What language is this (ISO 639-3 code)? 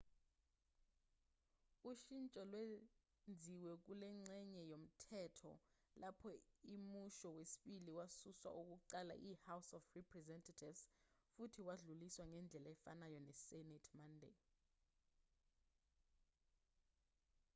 zul